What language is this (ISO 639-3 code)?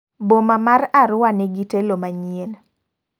luo